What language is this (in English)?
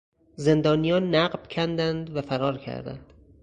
Persian